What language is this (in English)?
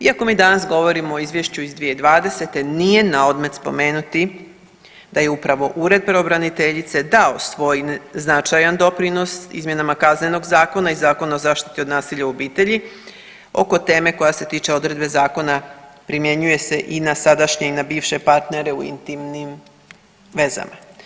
Croatian